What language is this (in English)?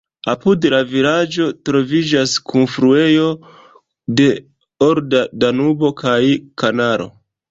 Esperanto